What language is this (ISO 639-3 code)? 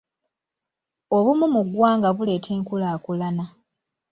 lug